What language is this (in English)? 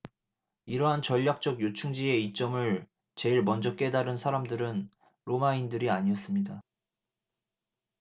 Korean